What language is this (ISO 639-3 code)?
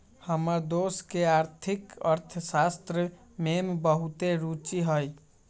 mag